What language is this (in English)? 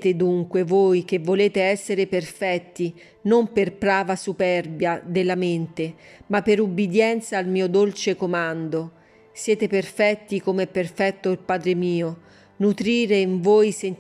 Italian